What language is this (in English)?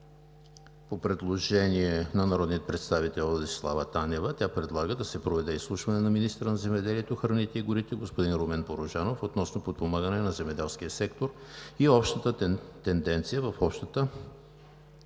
Bulgarian